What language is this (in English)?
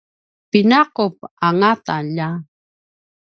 Paiwan